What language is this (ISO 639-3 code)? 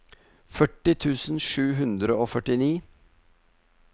nor